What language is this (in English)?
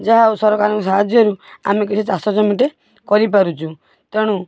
Odia